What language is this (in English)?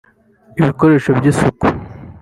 Kinyarwanda